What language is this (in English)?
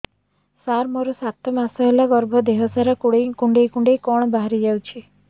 Odia